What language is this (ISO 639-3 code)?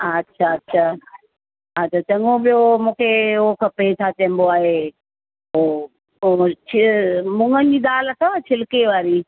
snd